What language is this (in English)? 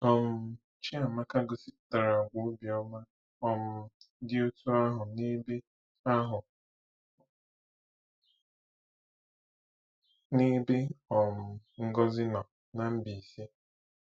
Igbo